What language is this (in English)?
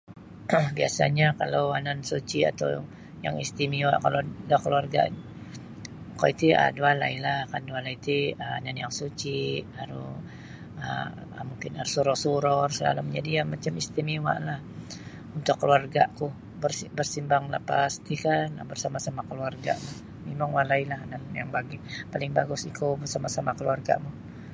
Sabah Bisaya